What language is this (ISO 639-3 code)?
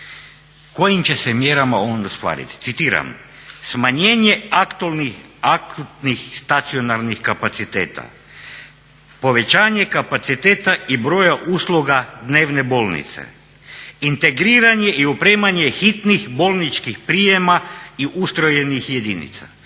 hrv